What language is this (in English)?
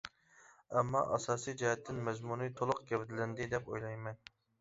Uyghur